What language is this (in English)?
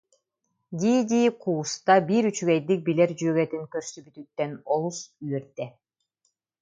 Yakut